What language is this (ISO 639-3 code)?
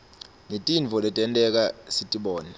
ssw